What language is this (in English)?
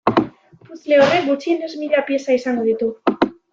Basque